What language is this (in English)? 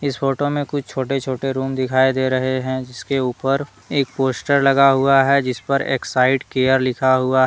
Hindi